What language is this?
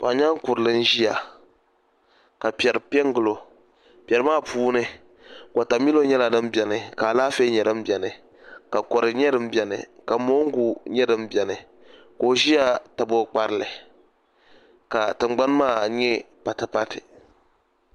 Dagbani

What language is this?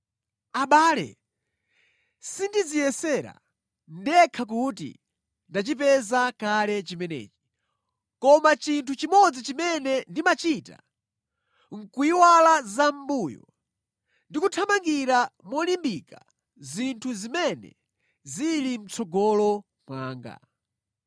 Nyanja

